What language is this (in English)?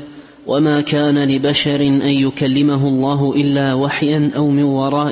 Arabic